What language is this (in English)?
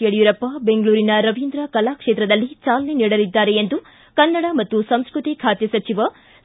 Kannada